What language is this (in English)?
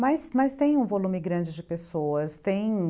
Portuguese